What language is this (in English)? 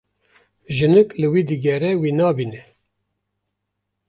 Kurdish